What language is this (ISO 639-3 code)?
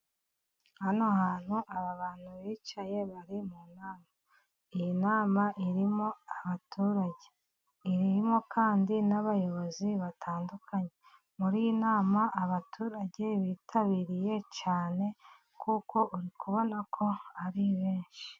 kin